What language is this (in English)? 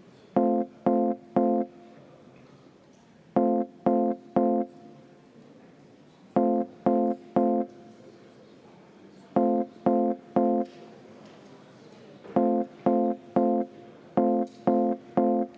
Estonian